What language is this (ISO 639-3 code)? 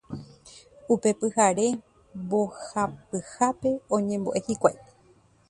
grn